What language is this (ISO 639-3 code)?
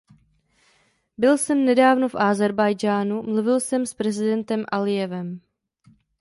ces